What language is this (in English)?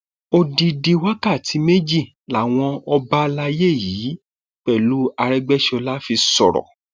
Yoruba